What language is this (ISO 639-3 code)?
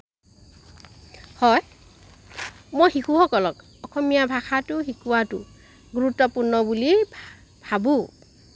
asm